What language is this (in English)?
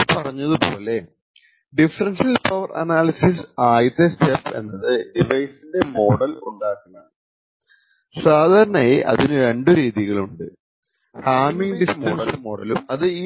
Malayalam